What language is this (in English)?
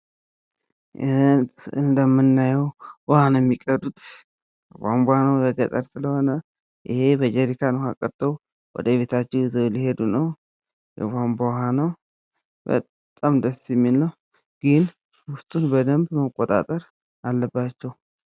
Amharic